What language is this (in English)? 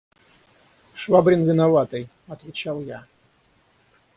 Russian